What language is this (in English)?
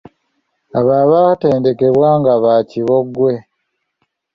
Ganda